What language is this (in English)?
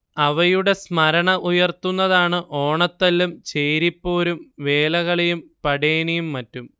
Malayalam